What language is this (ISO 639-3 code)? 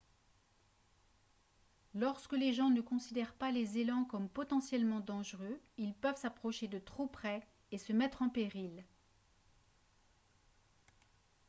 fra